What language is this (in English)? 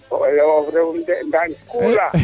Serer